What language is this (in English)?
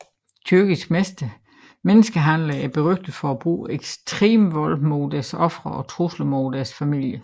Danish